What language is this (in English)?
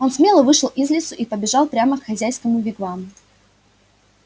Russian